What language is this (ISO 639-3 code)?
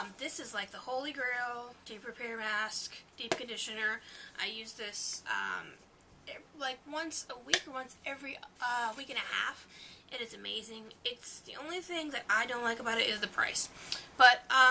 eng